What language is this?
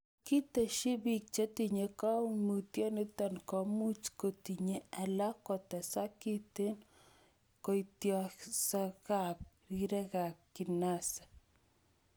Kalenjin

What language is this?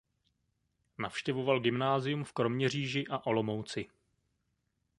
Czech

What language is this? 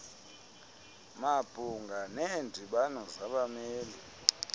Xhosa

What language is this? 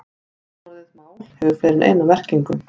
Icelandic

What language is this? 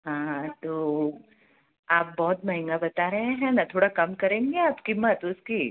Hindi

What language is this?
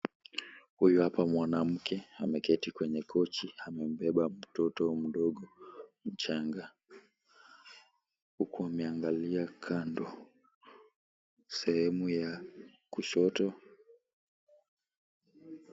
Swahili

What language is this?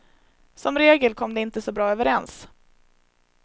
Swedish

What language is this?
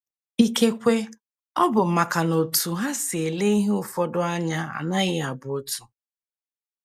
Igbo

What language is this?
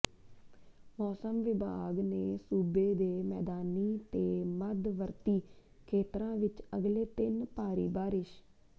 Punjabi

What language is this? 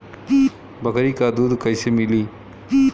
Bhojpuri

